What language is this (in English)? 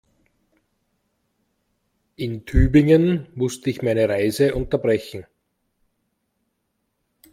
German